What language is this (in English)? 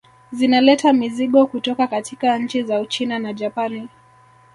Swahili